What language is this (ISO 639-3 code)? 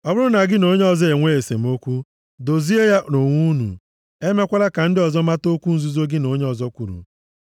ibo